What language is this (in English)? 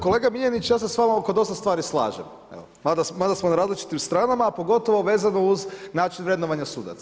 Croatian